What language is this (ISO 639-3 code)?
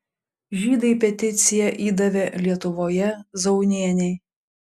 lit